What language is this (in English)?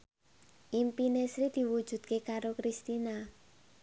Javanese